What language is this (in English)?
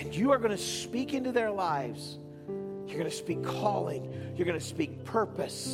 English